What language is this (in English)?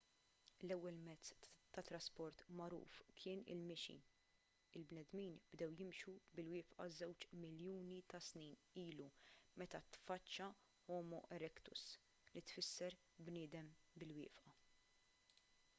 Maltese